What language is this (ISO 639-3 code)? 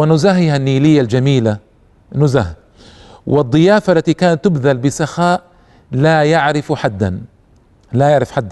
ara